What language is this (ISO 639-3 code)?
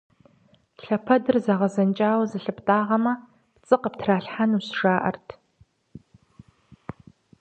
kbd